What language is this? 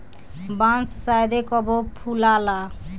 Bhojpuri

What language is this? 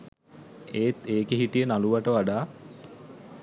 Sinhala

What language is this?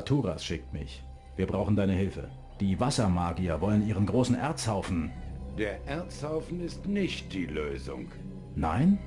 German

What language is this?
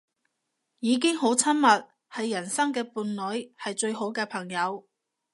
Cantonese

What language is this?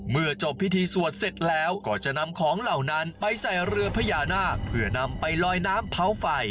Thai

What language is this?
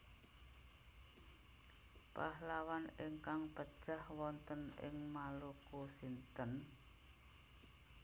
Javanese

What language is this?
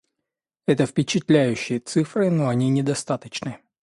Russian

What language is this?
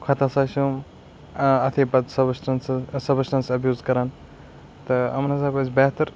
Kashmiri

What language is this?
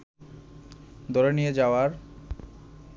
Bangla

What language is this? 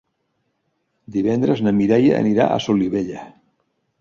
Catalan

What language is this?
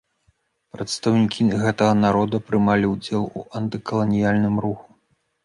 Belarusian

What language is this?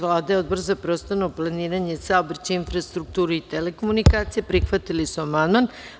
Serbian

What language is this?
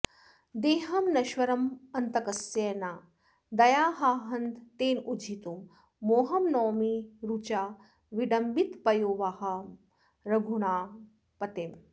Sanskrit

